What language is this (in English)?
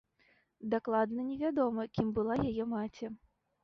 Belarusian